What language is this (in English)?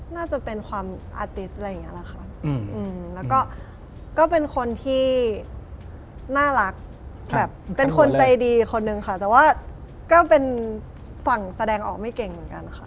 Thai